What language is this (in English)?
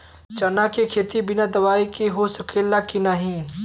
Bhojpuri